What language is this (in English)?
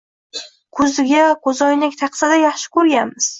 Uzbek